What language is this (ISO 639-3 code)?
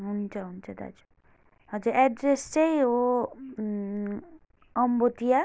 nep